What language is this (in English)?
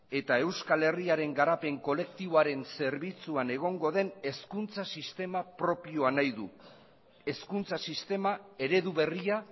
Basque